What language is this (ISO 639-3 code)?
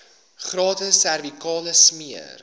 afr